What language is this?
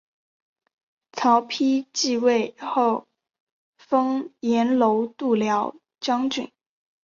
Chinese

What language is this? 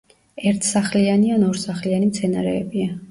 Georgian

